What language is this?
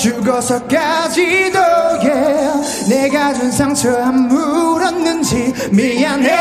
Korean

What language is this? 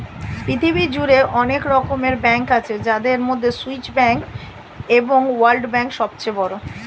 Bangla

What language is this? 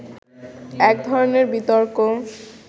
Bangla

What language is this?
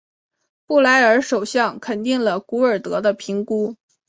Chinese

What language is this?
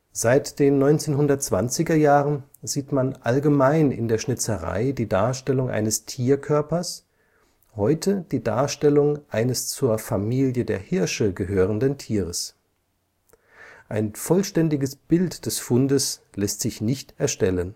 German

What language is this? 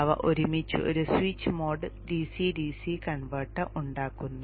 Malayalam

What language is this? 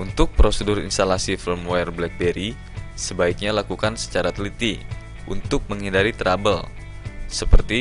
Indonesian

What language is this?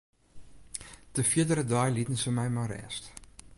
Western Frisian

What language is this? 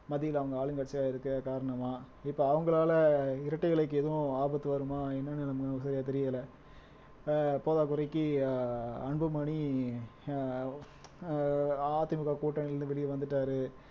Tamil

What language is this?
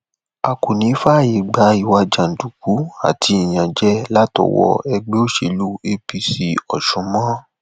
Yoruba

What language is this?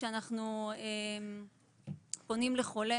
Hebrew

